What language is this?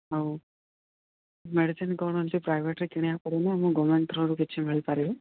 Odia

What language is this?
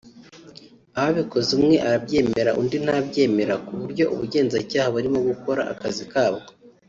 Kinyarwanda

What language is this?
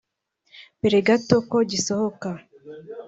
Kinyarwanda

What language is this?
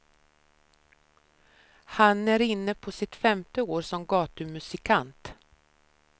Swedish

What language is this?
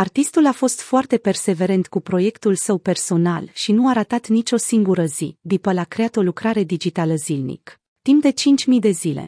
Romanian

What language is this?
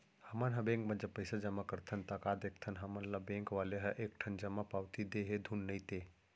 Chhattisgarhi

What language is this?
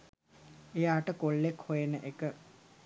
Sinhala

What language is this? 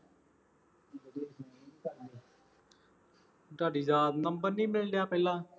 Punjabi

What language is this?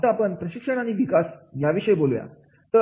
Marathi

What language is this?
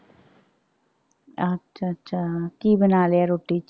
Punjabi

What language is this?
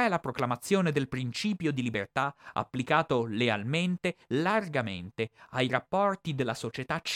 Italian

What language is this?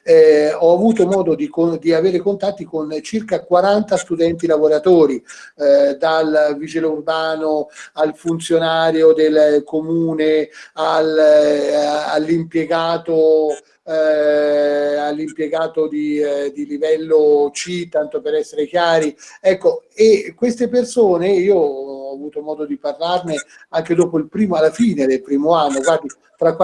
Italian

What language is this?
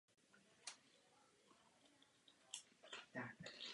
Czech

